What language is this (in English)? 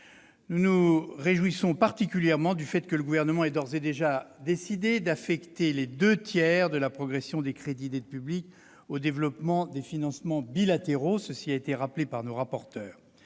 French